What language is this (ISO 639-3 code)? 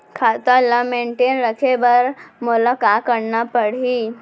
hne